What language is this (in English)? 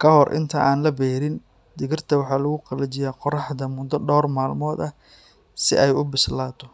Somali